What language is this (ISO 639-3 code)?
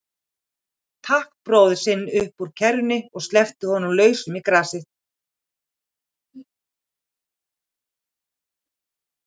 isl